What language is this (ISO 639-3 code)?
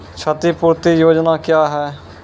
mai